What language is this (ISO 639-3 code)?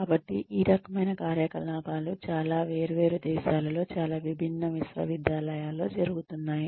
tel